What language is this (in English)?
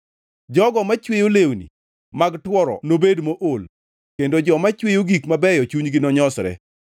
Luo (Kenya and Tanzania)